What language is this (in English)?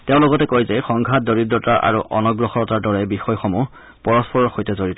Assamese